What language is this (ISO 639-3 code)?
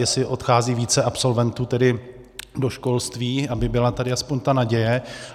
ces